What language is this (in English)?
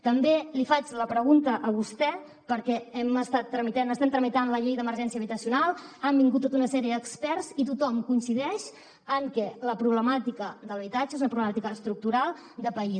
Catalan